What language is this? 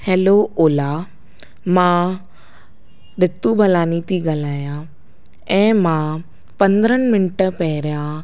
Sindhi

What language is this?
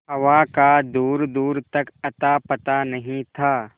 Hindi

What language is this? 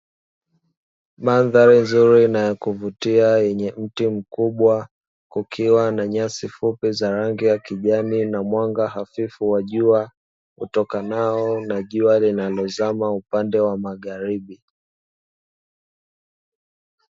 Swahili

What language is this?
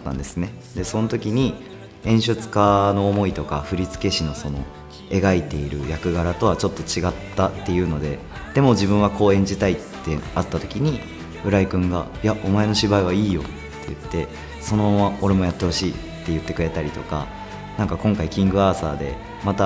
Japanese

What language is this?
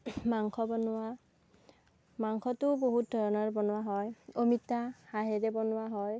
Assamese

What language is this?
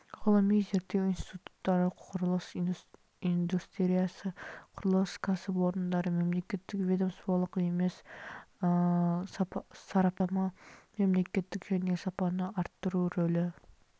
Kazakh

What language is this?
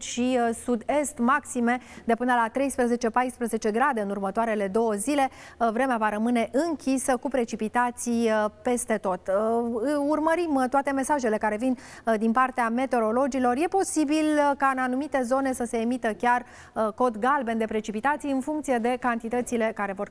Romanian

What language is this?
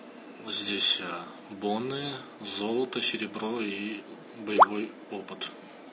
Russian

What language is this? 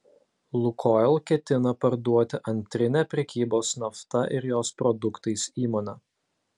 Lithuanian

